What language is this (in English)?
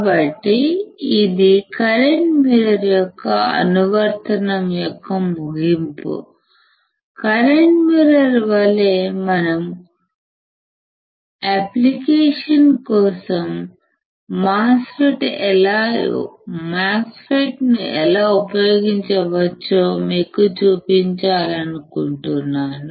Telugu